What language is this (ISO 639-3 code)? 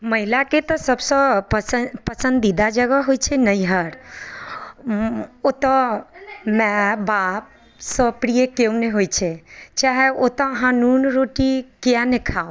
mai